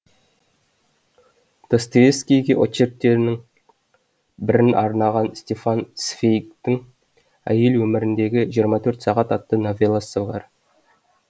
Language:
Kazakh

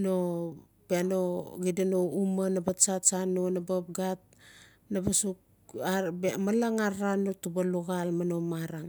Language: Notsi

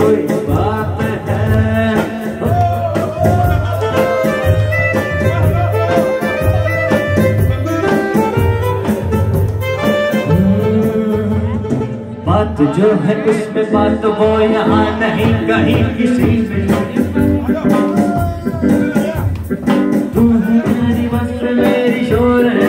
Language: Portuguese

